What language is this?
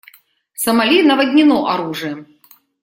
Russian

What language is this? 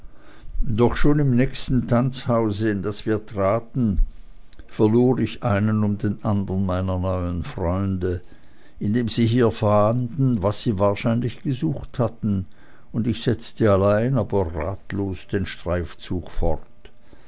German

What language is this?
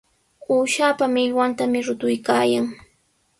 Sihuas Ancash Quechua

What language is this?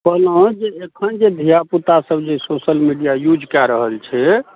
Maithili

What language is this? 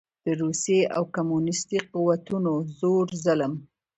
Pashto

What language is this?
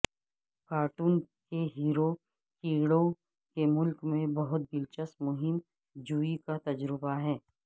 Urdu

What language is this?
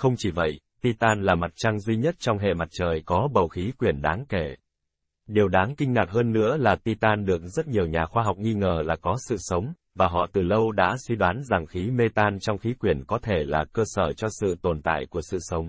Vietnamese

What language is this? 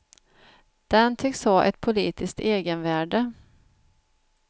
Swedish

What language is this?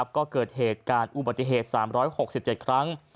Thai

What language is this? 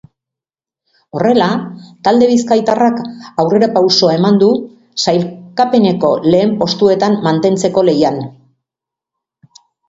Basque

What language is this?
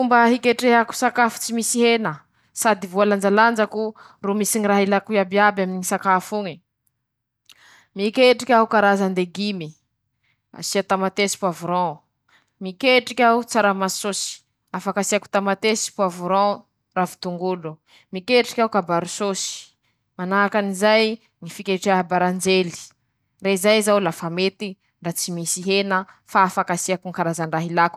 Masikoro Malagasy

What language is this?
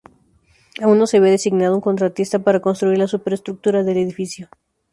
Spanish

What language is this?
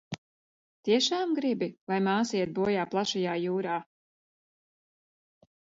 Latvian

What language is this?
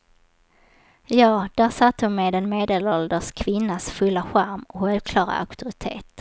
Swedish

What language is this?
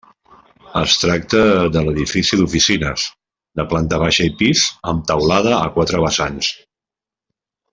Catalan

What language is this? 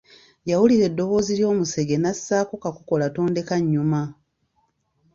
Ganda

